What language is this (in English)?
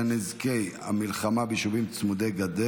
Hebrew